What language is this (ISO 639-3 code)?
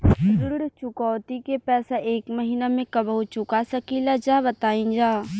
bho